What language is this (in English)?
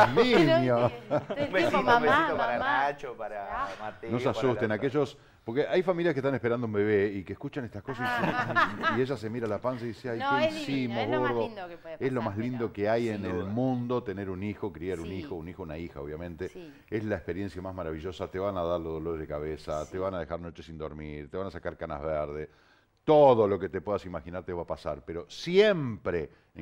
Spanish